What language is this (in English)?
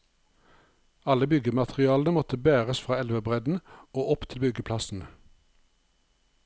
Norwegian